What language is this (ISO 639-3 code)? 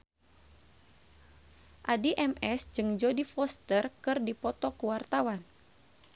sun